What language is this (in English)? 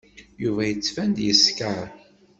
Kabyle